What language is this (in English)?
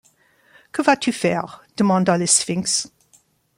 French